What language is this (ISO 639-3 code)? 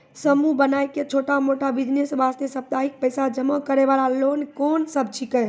mai